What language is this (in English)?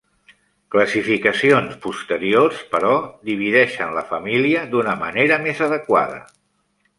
Catalan